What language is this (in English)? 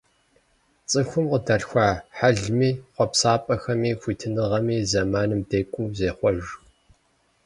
Kabardian